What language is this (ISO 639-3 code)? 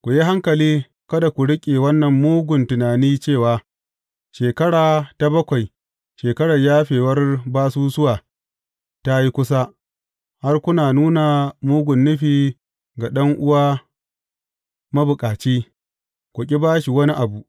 hau